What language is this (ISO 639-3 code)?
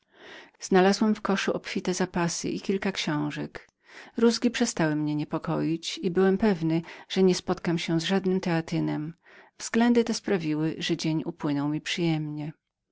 pol